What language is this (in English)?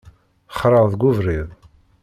Kabyle